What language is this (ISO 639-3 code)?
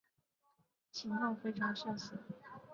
zho